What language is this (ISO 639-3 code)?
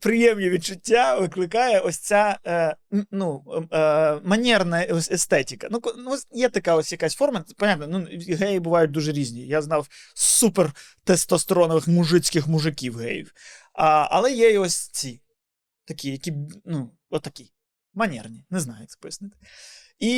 ukr